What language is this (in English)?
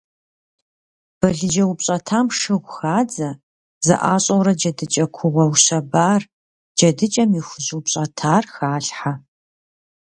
Kabardian